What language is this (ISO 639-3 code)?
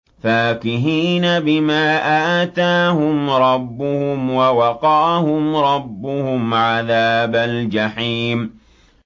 ara